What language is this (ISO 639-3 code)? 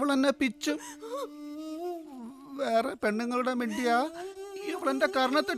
mal